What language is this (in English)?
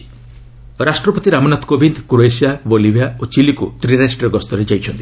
Odia